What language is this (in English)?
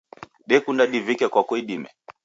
Taita